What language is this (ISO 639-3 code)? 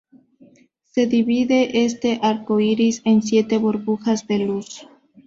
spa